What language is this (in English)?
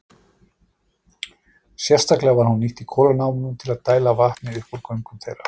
Icelandic